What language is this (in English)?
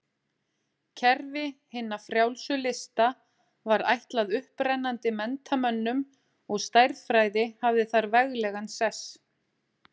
Icelandic